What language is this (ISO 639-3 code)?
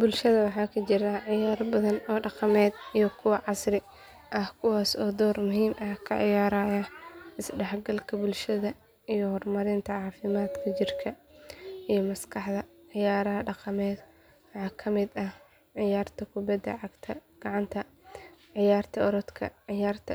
som